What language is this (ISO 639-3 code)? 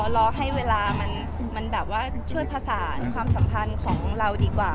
tha